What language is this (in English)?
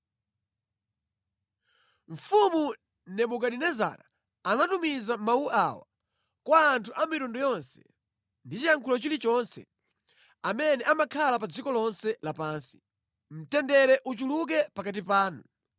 Nyanja